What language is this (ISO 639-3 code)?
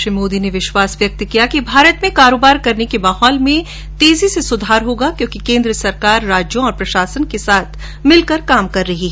hin